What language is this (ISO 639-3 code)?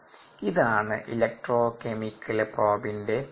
mal